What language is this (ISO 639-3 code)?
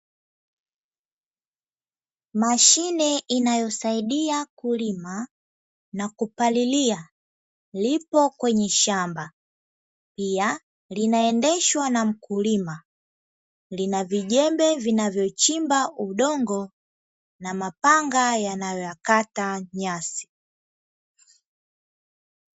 swa